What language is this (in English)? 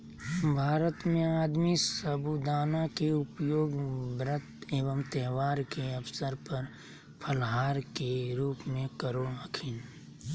Magahi